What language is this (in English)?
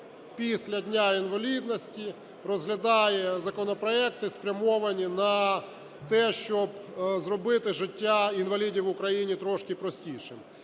Ukrainian